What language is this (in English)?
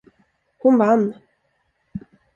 Swedish